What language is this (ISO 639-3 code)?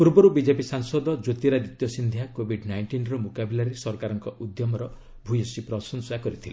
ori